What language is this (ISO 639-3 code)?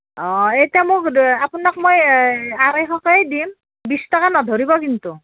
asm